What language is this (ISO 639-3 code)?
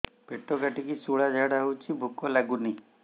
ori